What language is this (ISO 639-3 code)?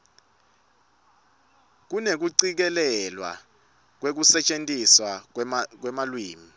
ssw